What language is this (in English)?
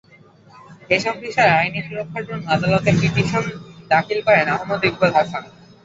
Bangla